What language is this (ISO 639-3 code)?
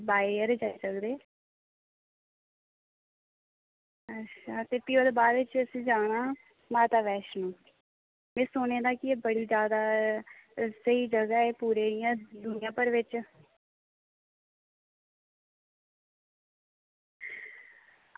doi